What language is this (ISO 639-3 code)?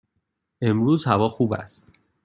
fas